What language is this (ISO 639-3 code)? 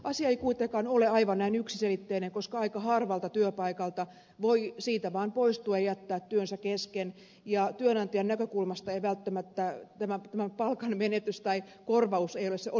fin